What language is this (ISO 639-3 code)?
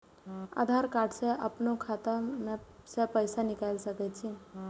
mai